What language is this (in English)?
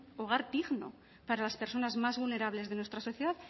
Spanish